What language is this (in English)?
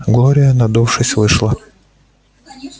Russian